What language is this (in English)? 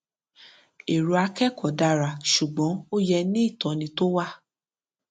Yoruba